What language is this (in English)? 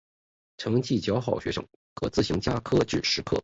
Chinese